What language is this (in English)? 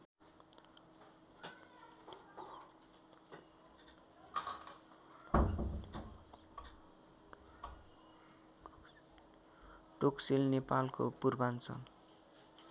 Nepali